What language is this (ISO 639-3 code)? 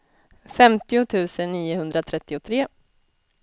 swe